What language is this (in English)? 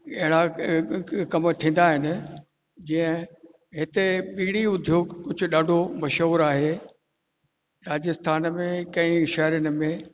Sindhi